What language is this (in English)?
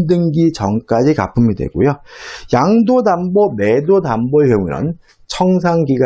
Korean